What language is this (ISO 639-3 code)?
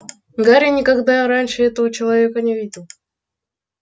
rus